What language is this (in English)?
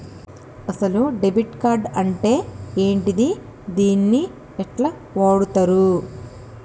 Telugu